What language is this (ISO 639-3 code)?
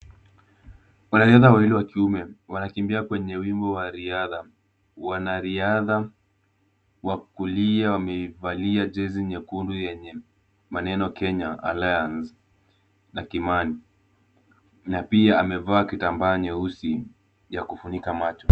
swa